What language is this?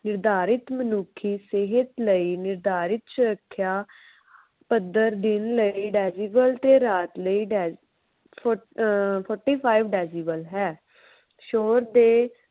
Punjabi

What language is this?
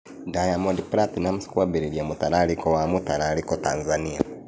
Kikuyu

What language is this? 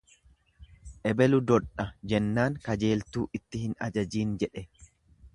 Oromo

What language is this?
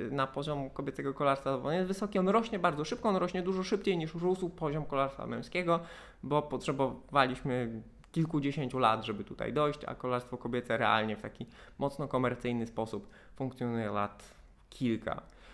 Polish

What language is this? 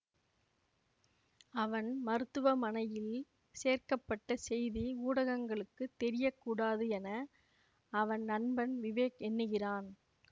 Tamil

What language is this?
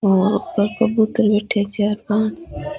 Rajasthani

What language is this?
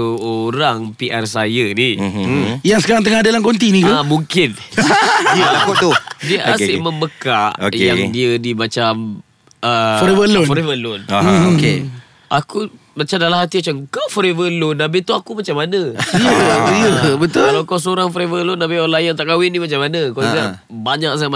Malay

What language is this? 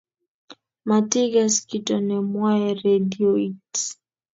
Kalenjin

